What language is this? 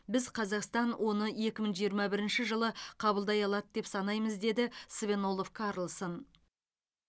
Kazakh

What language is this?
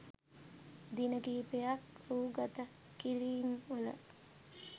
Sinhala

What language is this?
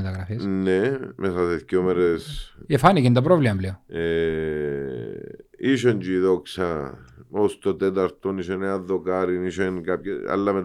Greek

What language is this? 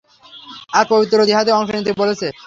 Bangla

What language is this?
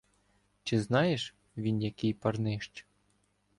Ukrainian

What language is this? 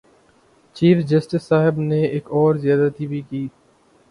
Urdu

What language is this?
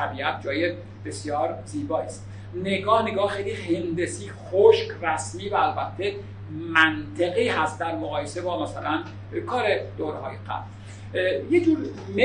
Persian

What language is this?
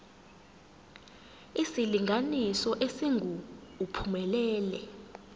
Zulu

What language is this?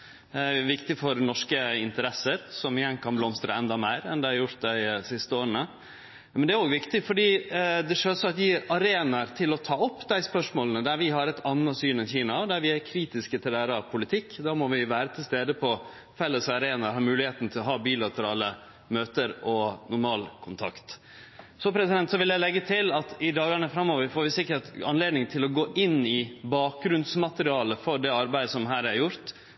Norwegian Nynorsk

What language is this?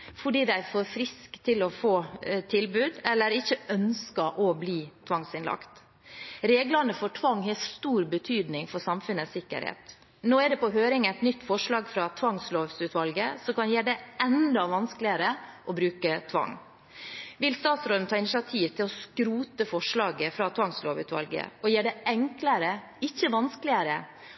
Norwegian Bokmål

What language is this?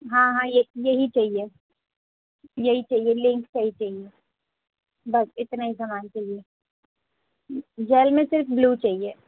Urdu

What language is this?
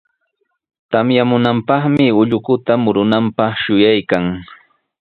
Sihuas Ancash Quechua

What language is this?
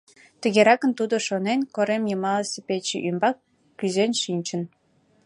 Mari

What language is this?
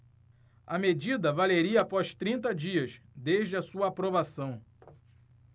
Portuguese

